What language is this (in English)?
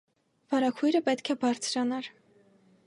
Armenian